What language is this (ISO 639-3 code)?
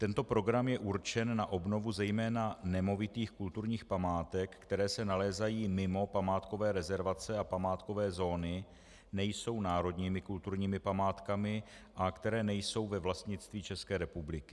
ces